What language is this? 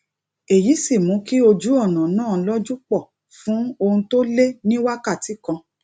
Yoruba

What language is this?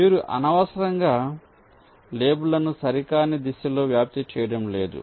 Telugu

